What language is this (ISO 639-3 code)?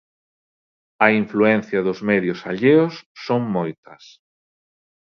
glg